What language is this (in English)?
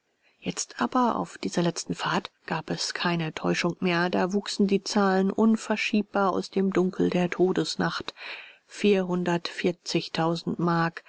German